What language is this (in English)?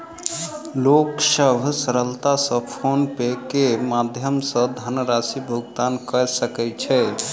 Maithili